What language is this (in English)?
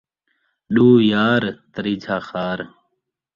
Saraiki